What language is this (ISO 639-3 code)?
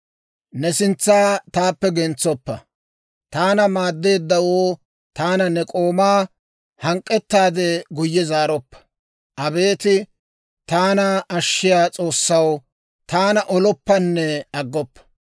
dwr